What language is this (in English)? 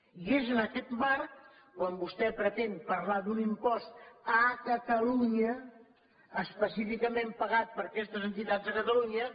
Catalan